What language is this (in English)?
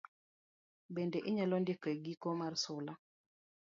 Luo (Kenya and Tanzania)